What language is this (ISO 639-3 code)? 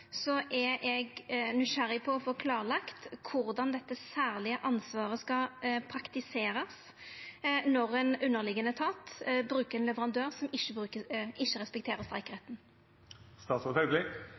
nno